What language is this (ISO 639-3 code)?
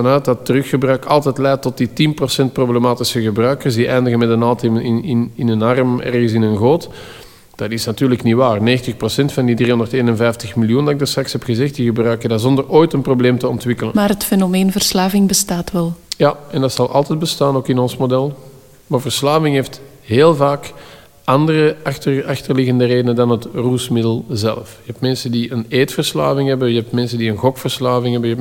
nld